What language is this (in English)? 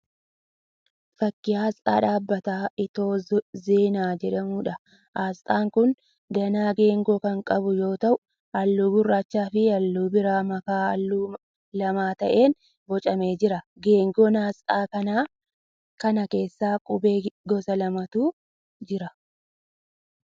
Oromo